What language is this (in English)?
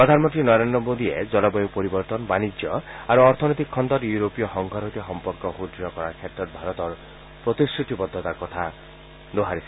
Assamese